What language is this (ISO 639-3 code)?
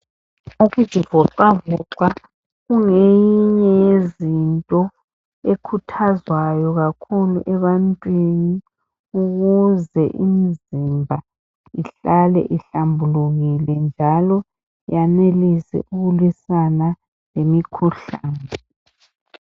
nde